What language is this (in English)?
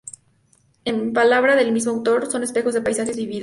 Spanish